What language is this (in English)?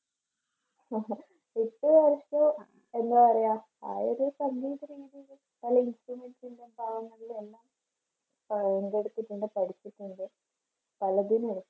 Malayalam